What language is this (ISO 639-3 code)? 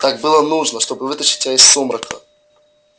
rus